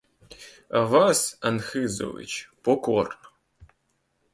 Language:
Ukrainian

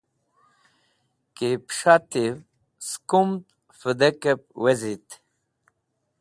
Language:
Wakhi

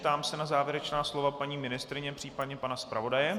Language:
Czech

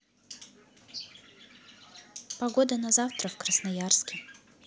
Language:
Russian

